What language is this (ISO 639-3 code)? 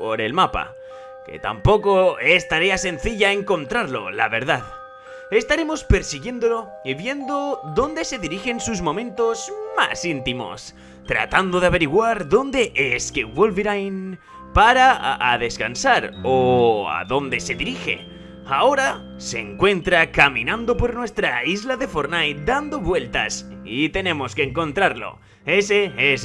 spa